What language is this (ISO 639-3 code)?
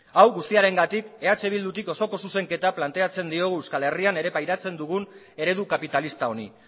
eus